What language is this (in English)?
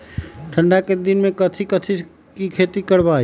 Magahi